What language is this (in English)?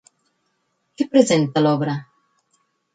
Catalan